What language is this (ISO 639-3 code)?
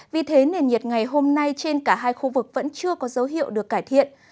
vie